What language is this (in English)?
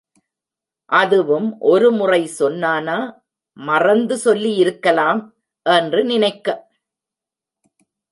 Tamil